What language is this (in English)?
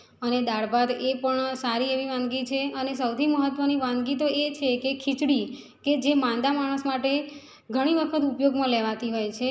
Gujarati